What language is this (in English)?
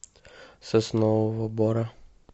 Russian